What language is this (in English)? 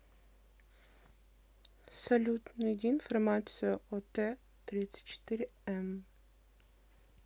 Russian